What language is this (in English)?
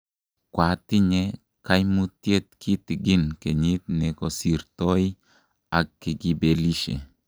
Kalenjin